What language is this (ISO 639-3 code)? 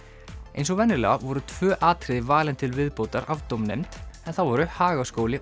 isl